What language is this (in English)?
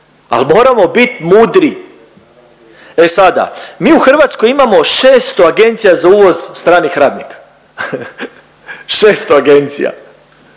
Croatian